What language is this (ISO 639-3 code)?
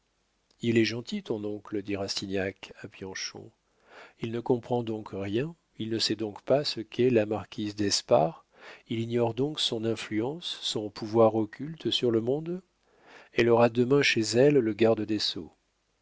fra